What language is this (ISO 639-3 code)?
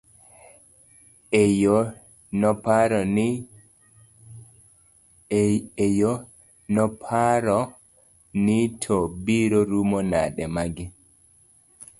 luo